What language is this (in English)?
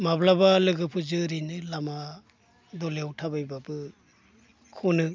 Bodo